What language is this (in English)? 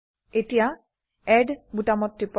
Assamese